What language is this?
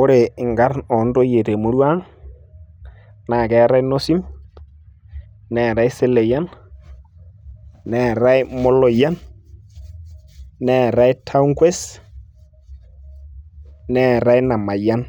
Masai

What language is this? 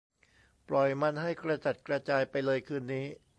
Thai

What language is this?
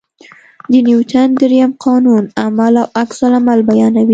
Pashto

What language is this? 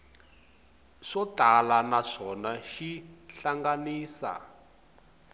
Tsonga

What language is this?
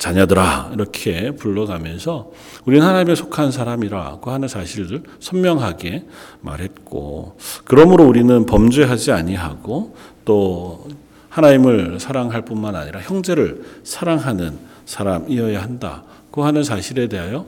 Korean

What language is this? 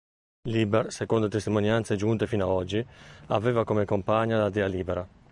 Italian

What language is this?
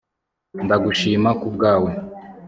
Kinyarwanda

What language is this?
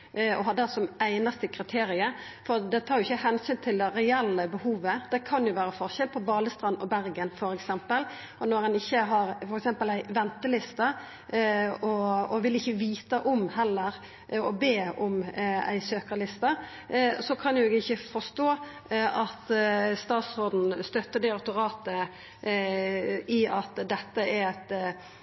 Norwegian Nynorsk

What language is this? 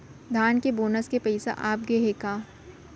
Chhattisgarhi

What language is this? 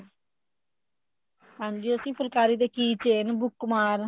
Punjabi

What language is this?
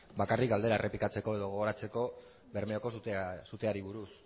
Basque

